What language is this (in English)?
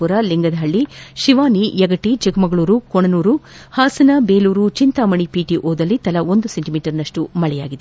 Kannada